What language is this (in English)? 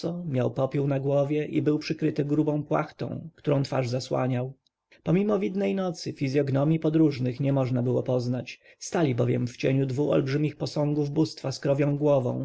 Polish